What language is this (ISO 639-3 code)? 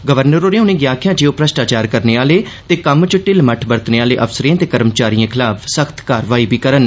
doi